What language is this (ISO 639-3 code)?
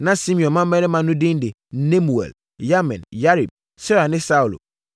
aka